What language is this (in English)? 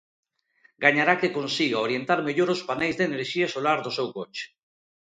Galician